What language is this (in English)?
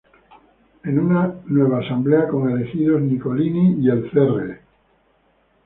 Spanish